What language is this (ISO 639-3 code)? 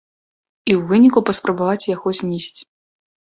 bel